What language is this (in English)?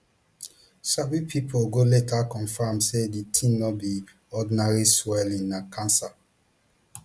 Nigerian Pidgin